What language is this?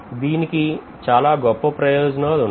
Telugu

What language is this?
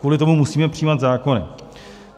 Czech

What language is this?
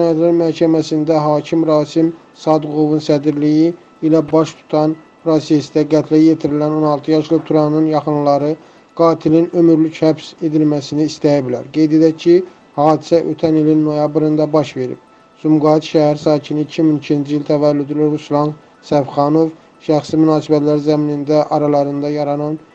Turkish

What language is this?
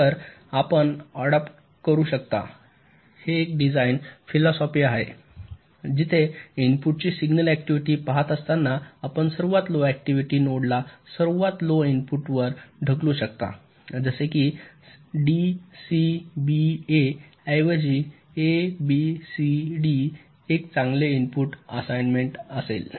Marathi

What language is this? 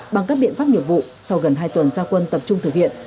Vietnamese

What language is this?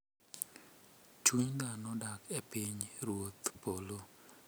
Luo (Kenya and Tanzania)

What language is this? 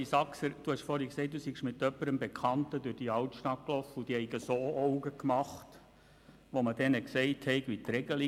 Swiss German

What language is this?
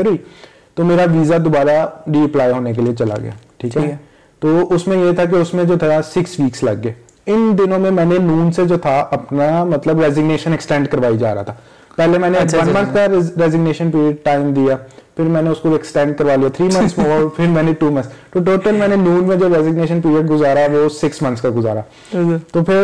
Urdu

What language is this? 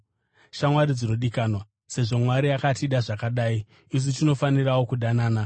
Shona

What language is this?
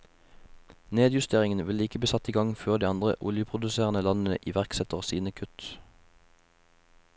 Norwegian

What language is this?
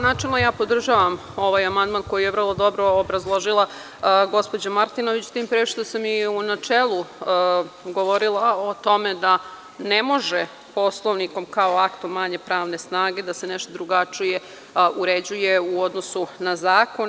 Serbian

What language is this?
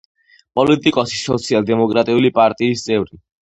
Georgian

